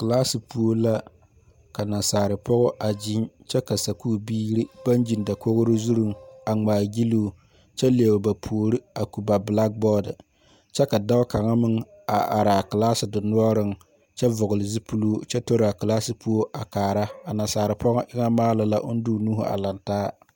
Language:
Southern Dagaare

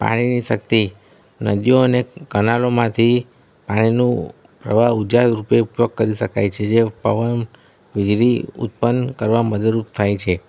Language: Gujarati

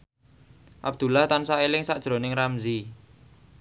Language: Javanese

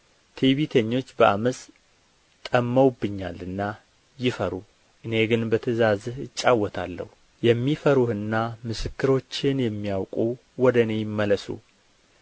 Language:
Amharic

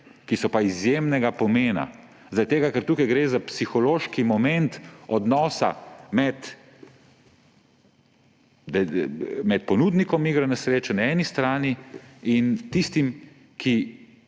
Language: Slovenian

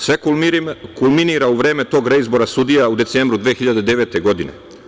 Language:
Serbian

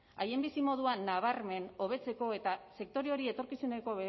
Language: Basque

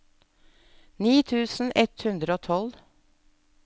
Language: Norwegian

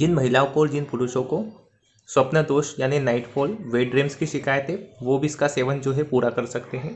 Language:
Hindi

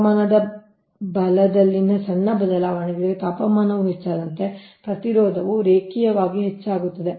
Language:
Kannada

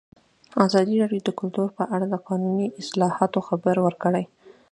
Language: Pashto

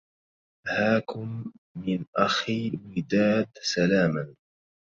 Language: Arabic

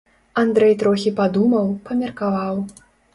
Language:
Belarusian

